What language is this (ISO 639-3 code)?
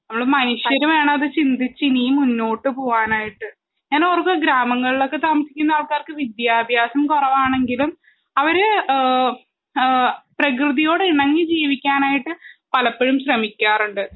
mal